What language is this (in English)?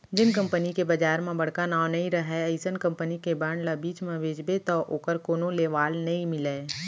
Chhattisgarhi